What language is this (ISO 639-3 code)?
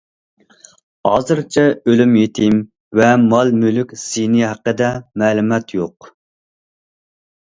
uig